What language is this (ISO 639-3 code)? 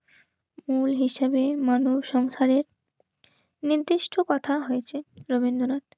ben